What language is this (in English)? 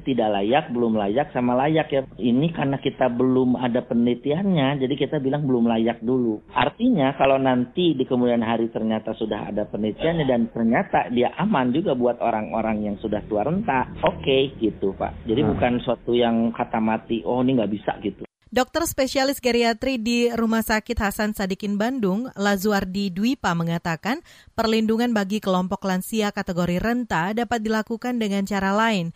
Indonesian